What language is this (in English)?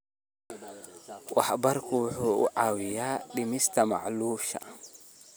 Somali